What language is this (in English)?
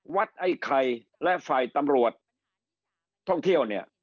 Thai